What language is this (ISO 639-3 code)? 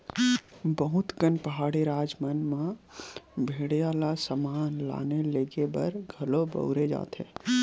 hne